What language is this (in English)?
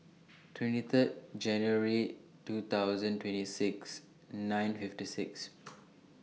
English